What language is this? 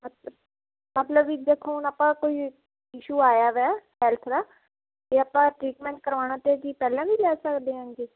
Punjabi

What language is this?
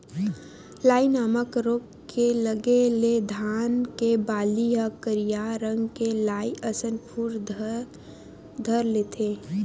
Chhattisgarhi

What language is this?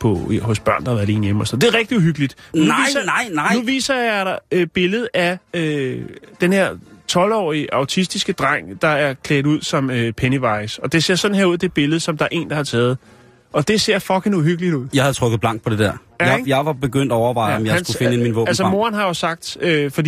Danish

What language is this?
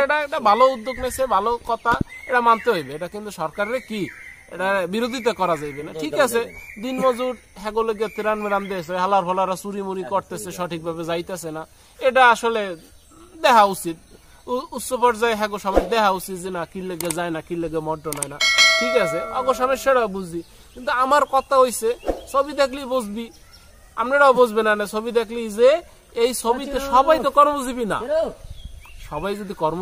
Turkish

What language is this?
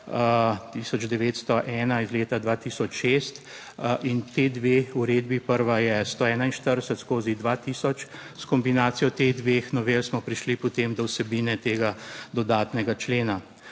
Slovenian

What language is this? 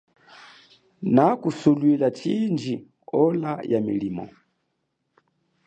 Chokwe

